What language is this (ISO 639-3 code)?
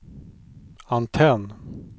swe